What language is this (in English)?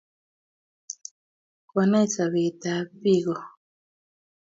Kalenjin